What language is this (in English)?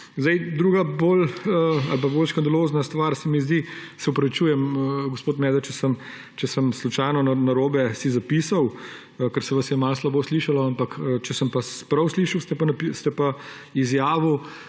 Slovenian